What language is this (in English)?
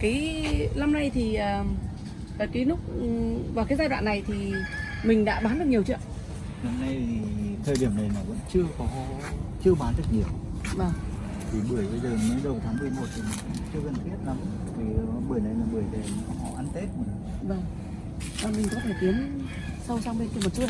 Vietnamese